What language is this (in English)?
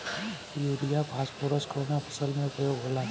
Bhojpuri